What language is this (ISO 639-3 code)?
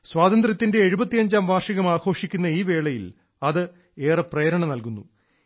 mal